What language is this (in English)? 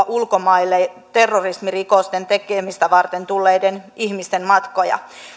Finnish